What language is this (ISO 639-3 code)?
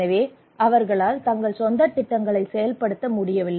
tam